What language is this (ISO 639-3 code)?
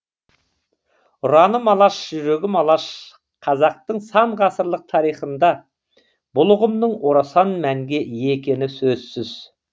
kaz